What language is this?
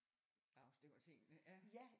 Danish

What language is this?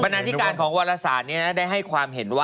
Thai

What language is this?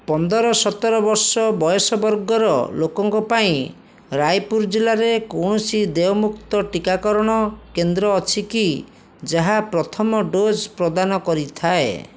Odia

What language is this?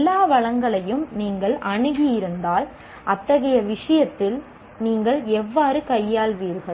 Tamil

